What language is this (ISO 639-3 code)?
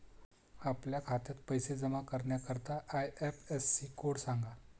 mar